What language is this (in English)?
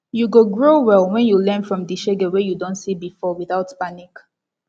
Nigerian Pidgin